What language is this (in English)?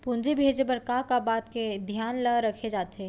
Chhattisgarhi